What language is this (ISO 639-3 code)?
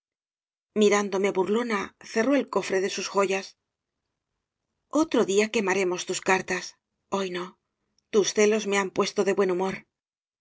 spa